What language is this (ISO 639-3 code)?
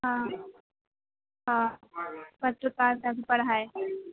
mai